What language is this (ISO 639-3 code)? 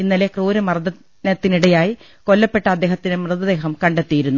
mal